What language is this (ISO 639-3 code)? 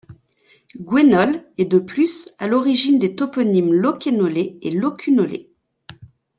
fra